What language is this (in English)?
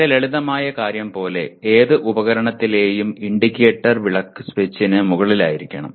Malayalam